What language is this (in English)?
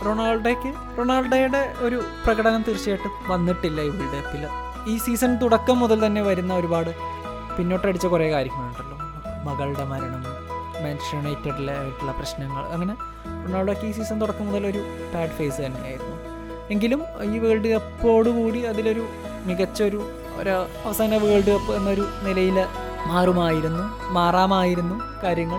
Malayalam